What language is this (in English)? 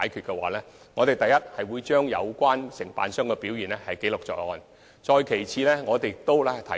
Cantonese